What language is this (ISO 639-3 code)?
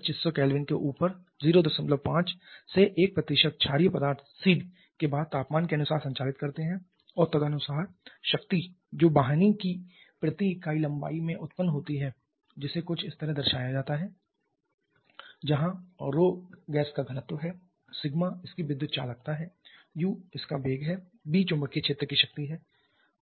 hin